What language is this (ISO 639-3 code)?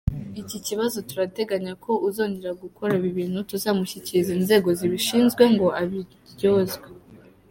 kin